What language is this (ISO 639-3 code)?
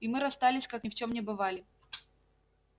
rus